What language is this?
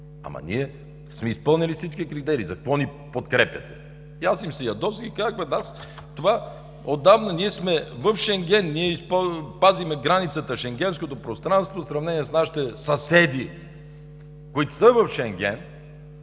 Bulgarian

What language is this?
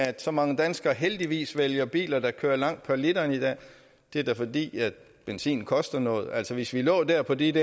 Danish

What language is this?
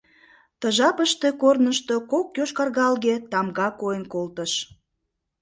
Mari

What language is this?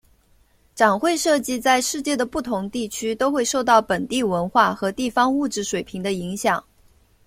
Chinese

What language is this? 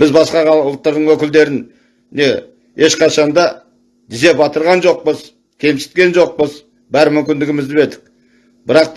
Turkish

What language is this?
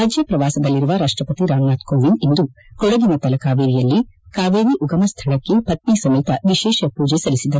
Kannada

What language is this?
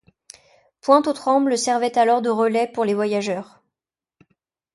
French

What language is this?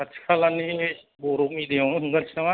Bodo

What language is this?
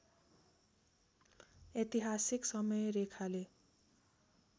Nepali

